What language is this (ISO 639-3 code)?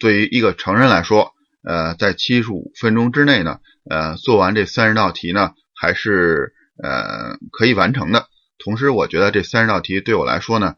zho